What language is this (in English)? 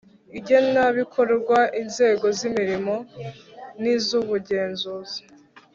Kinyarwanda